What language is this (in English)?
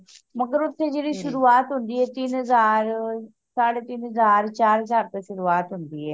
Punjabi